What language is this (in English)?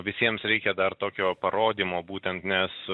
Lithuanian